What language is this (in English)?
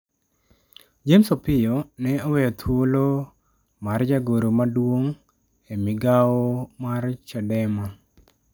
Luo (Kenya and Tanzania)